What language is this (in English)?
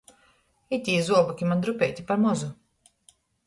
Latgalian